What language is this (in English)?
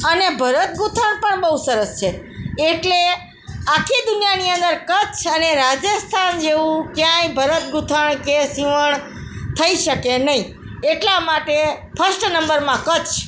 Gujarati